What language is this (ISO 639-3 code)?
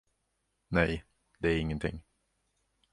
swe